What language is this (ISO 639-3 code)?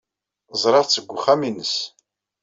kab